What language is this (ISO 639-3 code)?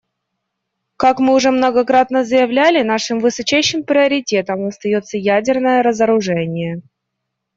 rus